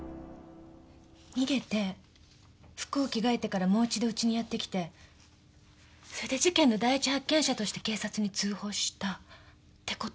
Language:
Japanese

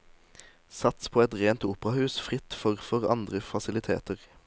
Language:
Norwegian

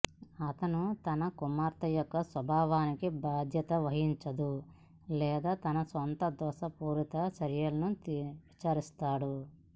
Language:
Telugu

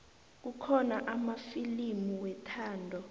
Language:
South Ndebele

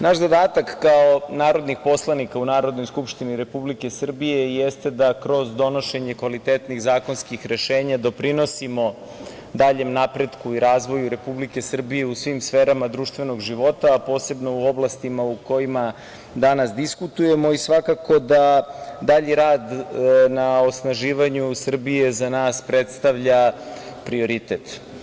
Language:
Serbian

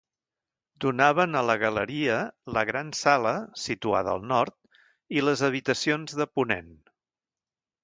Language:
Catalan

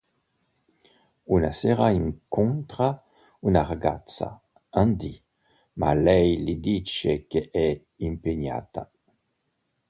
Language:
Italian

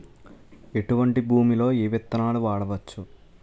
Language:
Telugu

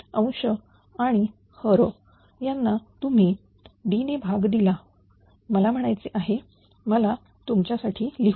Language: Marathi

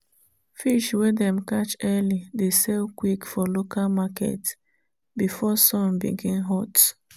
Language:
Nigerian Pidgin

